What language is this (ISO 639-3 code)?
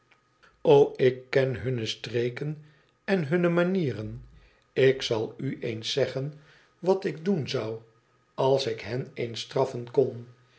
nld